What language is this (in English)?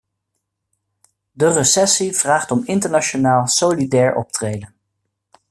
Dutch